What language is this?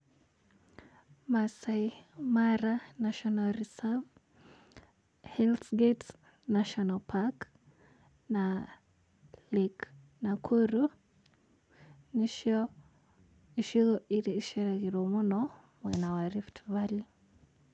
Kikuyu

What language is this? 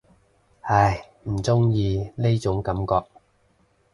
Cantonese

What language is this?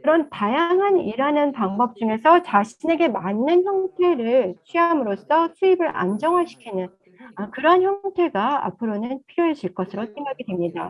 Korean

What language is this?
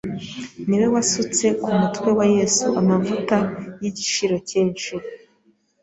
Kinyarwanda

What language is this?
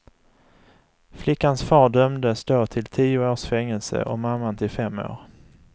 Swedish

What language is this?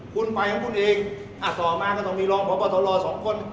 Thai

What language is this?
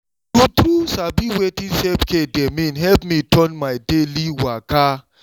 Nigerian Pidgin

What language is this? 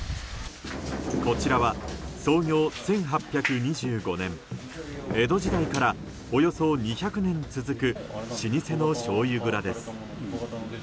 Japanese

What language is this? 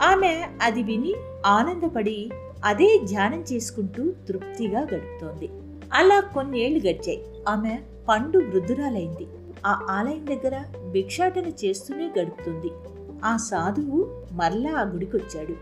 Telugu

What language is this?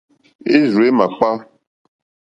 Mokpwe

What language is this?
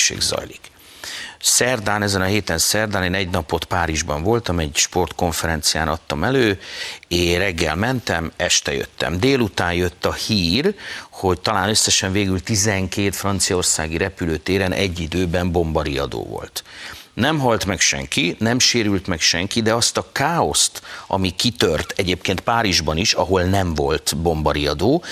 Hungarian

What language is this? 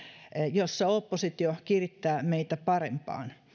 Finnish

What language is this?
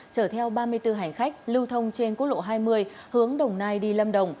Vietnamese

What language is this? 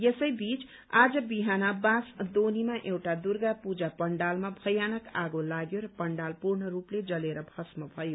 Nepali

